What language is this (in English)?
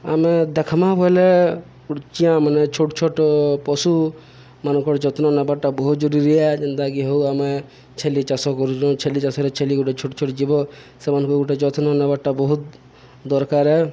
Odia